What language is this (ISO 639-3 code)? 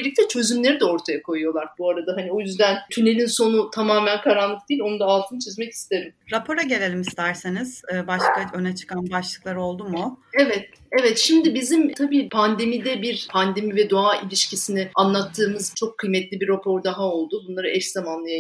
tur